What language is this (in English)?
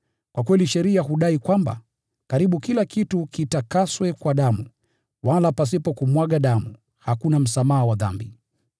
Swahili